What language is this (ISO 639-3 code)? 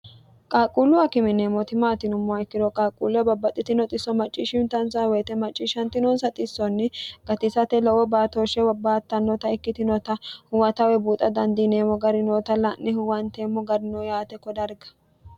sid